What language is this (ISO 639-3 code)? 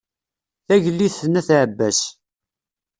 kab